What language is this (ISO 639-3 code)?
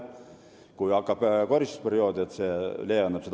est